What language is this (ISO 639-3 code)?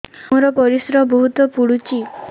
ori